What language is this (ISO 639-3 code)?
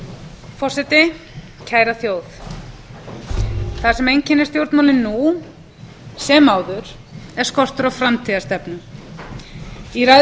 isl